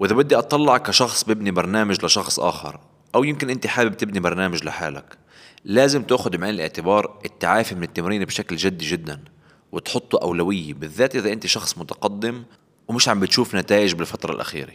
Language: Arabic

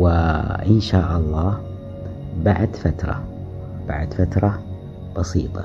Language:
Arabic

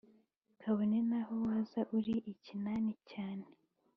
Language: Kinyarwanda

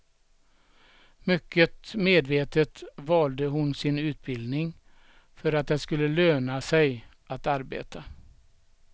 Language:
Swedish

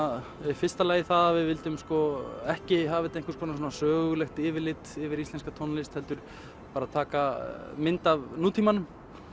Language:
Icelandic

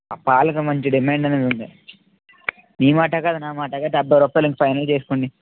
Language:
Telugu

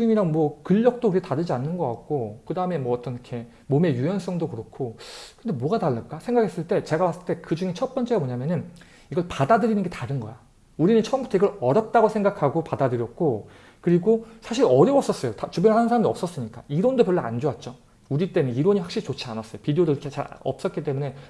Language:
Korean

